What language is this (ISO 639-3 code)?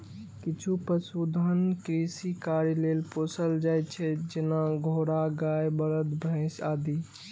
mai